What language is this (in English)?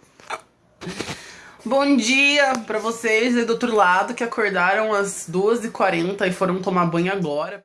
Portuguese